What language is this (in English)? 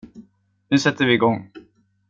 Swedish